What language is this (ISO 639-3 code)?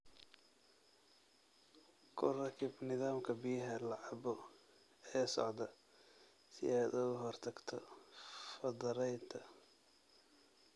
som